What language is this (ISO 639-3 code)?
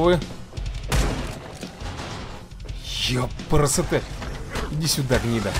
rus